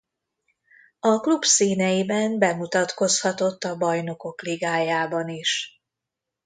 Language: Hungarian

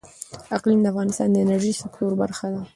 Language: Pashto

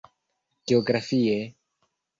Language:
Esperanto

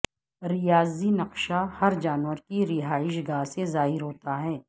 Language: Urdu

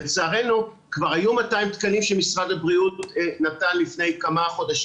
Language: Hebrew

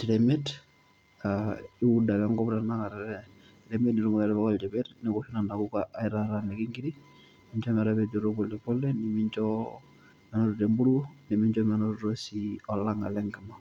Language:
Masai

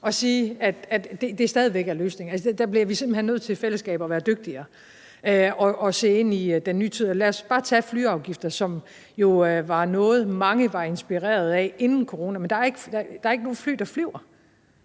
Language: Danish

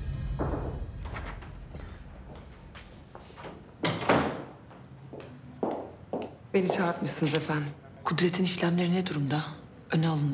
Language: Turkish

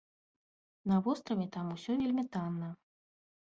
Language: Belarusian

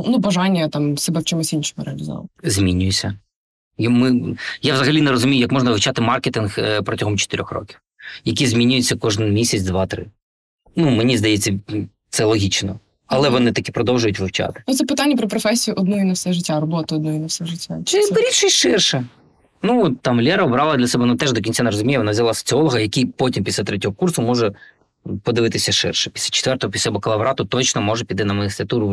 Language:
Ukrainian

